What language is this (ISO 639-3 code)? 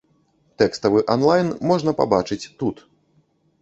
bel